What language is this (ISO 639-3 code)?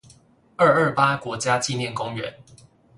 zho